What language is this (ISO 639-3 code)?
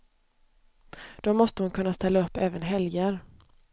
swe